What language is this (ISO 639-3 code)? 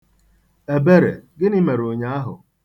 ibo